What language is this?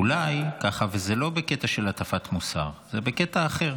Hebrew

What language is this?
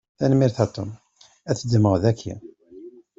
Kabyle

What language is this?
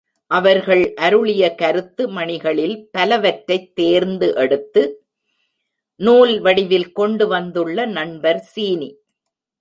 Tamil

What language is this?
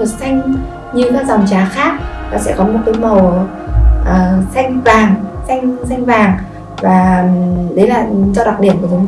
Vietnamese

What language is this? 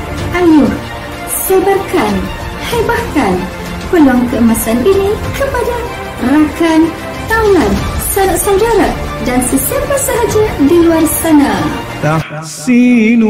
Malay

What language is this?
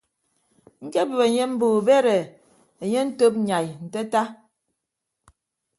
Ibibio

